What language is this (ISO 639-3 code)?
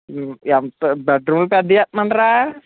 tel